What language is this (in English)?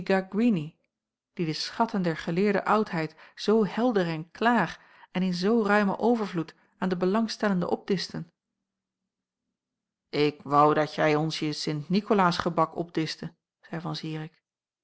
Dutch